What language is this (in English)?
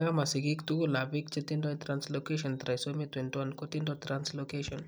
Kalenjin